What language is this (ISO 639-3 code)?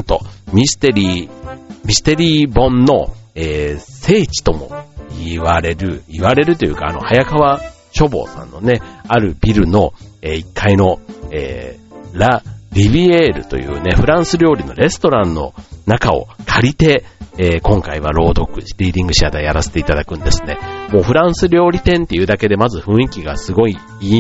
jpn